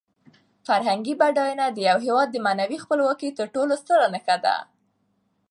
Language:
Pashto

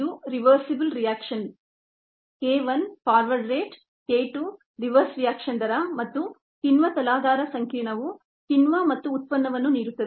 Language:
Kannada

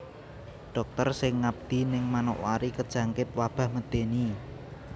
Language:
Javanese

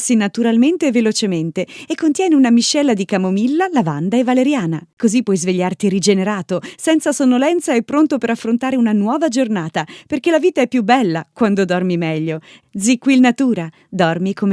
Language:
Italian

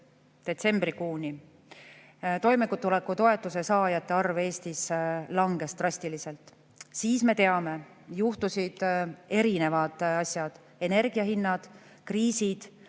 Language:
Estonian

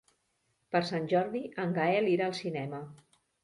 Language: Catalan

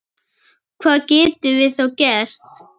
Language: Icelandic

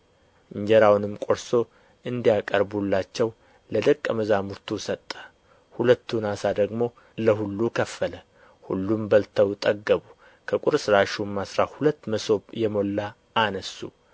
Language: Amharic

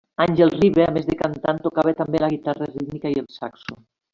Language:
Catalan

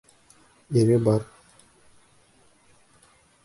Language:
Bashkir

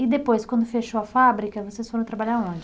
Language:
Portuguese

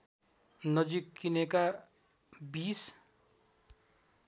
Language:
Nepali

